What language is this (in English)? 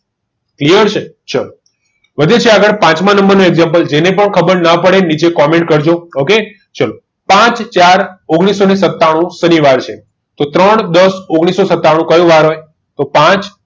Gujarati